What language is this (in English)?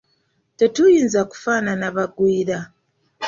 Ganda